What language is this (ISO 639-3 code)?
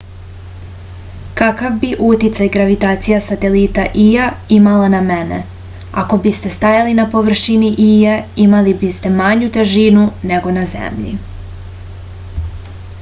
srp